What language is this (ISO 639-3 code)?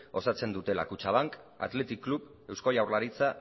eus